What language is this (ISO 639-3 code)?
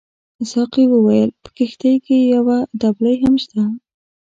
pus